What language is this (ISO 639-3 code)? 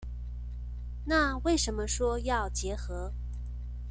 zho